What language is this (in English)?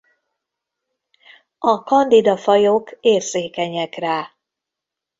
Hungarian